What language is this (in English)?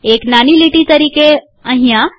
Gujarati